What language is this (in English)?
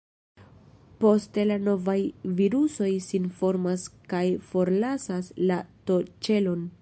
Esperanto